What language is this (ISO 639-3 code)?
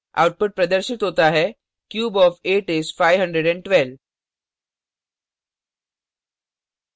hin